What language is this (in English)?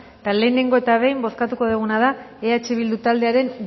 Basque